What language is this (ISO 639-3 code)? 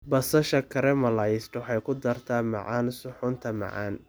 som